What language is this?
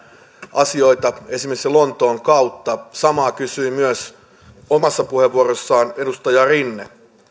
Finnish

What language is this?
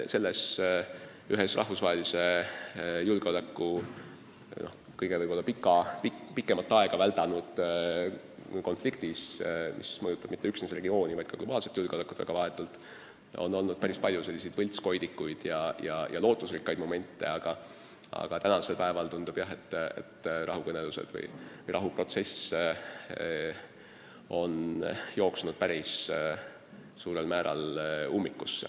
Estonian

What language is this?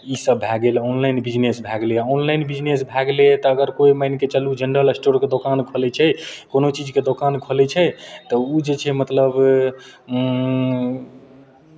Maithili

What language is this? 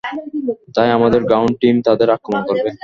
Bangla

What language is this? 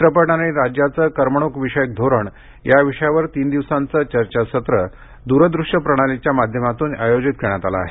Marathi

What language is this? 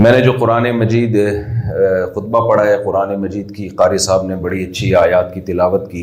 Urdu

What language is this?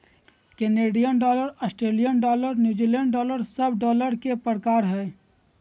Magahi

